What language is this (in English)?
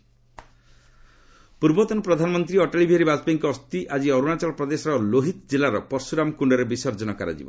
Odia